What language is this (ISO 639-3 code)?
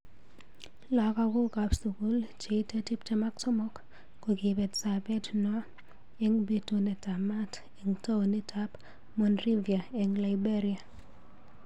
kln